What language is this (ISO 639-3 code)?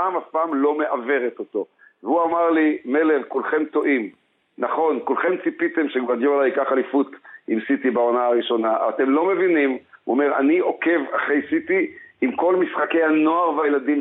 heb